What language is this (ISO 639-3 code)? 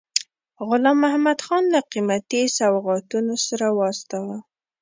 pus